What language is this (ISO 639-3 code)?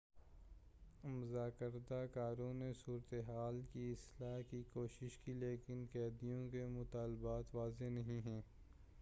urd